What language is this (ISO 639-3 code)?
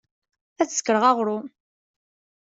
kab